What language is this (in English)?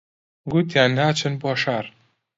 Central Kurdish